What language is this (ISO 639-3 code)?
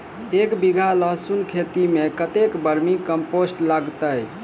mai